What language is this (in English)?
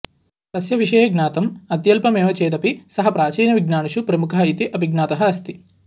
Sanskrit